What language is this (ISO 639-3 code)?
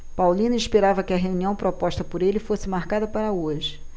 por